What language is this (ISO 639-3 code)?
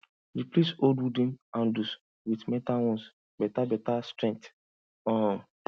pcm